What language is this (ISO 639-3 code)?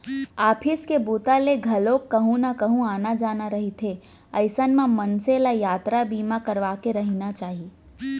hne